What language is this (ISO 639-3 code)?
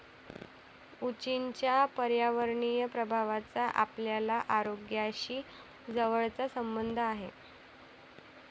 mar